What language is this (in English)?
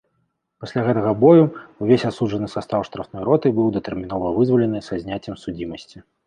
Belarusian